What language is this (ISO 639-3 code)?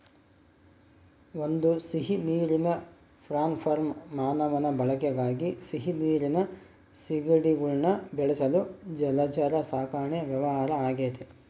kan